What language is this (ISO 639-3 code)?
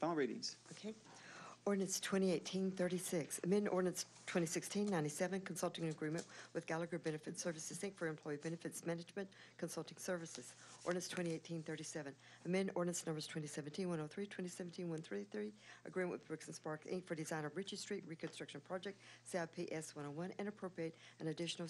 eng